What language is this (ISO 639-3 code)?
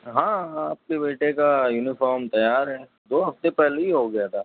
urd